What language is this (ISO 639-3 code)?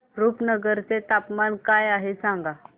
mar